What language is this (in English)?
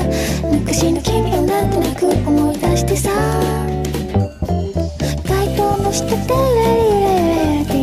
Korean